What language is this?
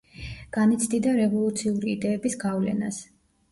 Georgian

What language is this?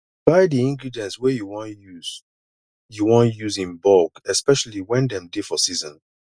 Nigerian Pidgin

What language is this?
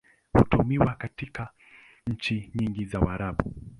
Swahili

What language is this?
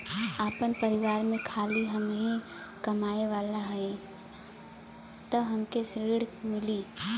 Bhojpuri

